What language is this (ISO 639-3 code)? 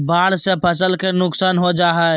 mag